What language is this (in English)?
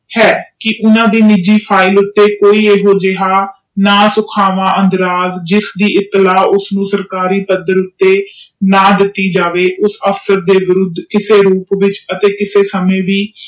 Punjabi